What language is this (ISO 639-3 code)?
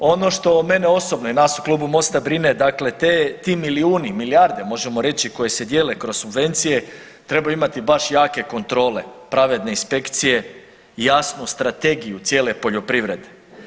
hrv